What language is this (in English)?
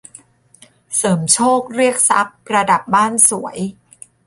Thai